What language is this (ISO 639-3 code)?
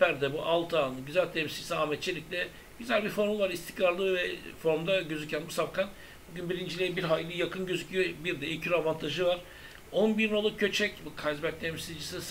tur